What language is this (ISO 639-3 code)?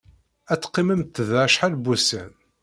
kab